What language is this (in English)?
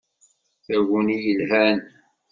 Kabyle